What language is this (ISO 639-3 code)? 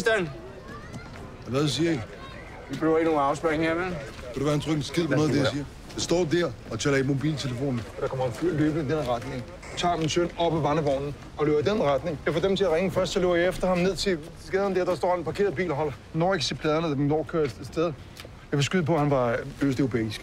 dan